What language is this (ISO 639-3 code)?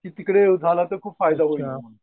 mar